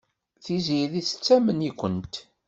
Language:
Kabyle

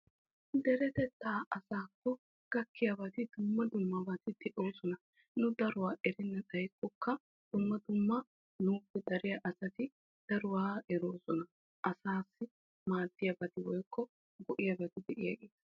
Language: Wolaytta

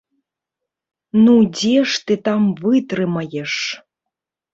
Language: Belarusian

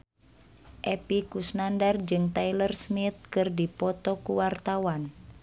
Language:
Sundanese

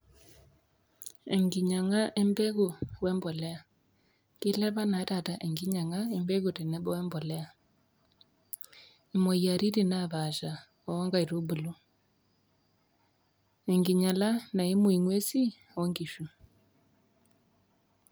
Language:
Masai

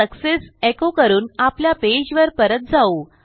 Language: Marathi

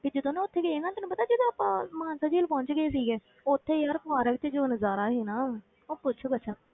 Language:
Punjabi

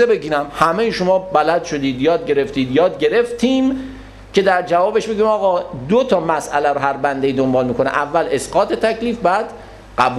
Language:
Persian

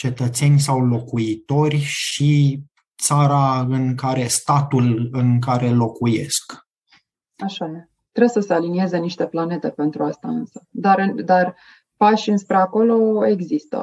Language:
Romanian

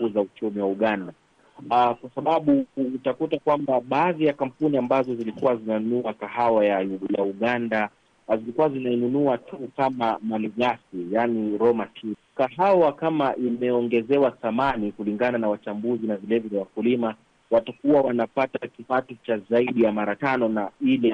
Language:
Swahili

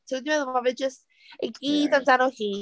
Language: Welsh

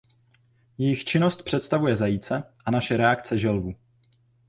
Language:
Czech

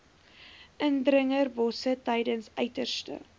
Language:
Afrikaans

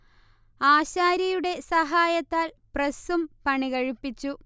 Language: Malayalam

